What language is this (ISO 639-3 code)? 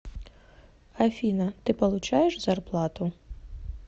rus